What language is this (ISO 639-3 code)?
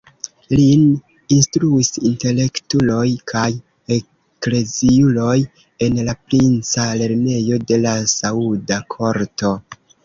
epo